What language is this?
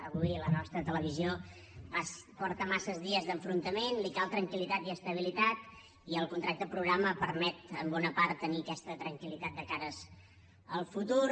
Catalan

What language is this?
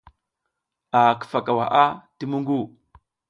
South Giziga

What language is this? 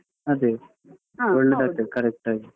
Kannada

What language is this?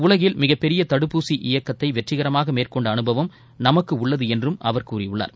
Tamil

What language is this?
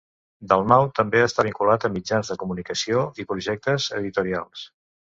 Catalan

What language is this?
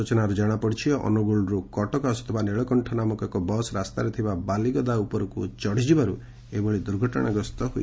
Odia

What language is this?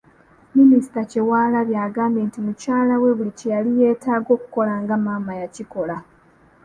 Ganda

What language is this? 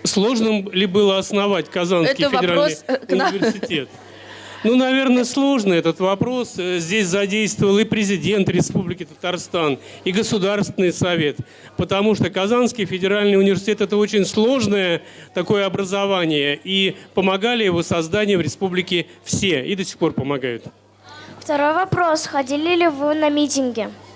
Russian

